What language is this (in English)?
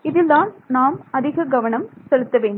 Tamil